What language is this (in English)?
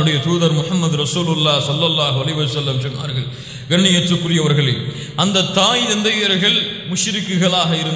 Arabic